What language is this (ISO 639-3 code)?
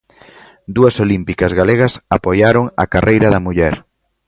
glg